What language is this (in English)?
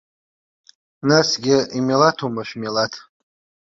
Abkhazian